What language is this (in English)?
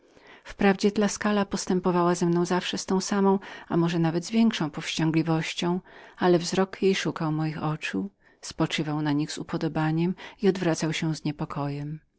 Polish